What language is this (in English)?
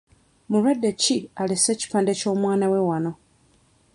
Ganda